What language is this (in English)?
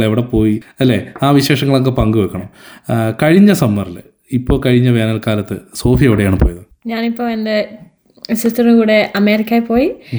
Malayalam